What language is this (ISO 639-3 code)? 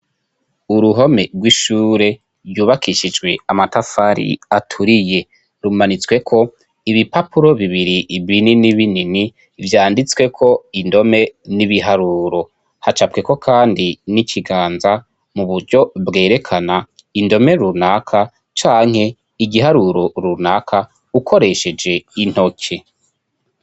run